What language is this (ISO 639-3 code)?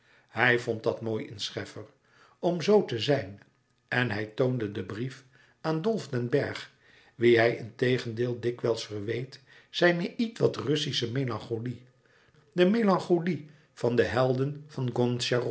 nld